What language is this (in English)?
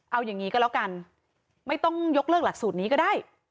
Thai